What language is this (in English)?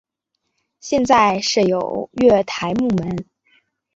Chinese